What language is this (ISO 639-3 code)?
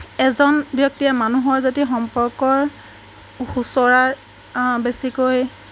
asm